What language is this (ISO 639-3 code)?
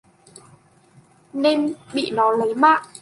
vie